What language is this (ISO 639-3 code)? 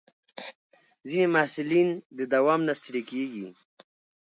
pus